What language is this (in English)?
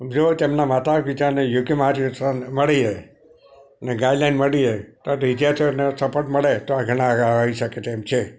Gujarati